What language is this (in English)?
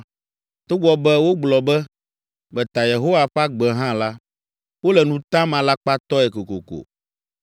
Ewe